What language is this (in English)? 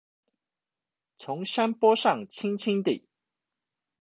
Chinese